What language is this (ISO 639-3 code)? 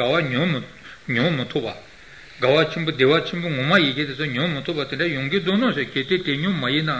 ita